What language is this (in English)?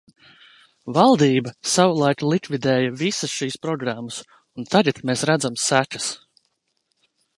Latvian